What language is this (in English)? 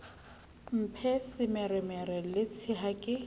Southern Sotho